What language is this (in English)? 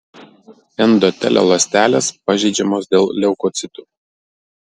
Lithuanian